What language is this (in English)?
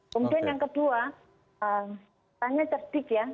Indonesian